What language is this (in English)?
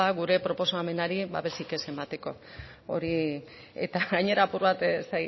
Basque